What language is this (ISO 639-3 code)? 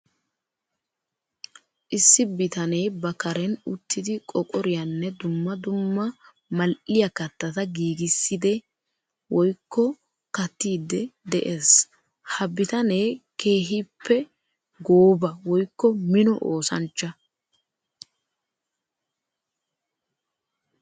wal